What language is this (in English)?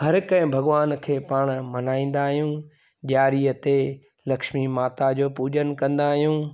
Sindhi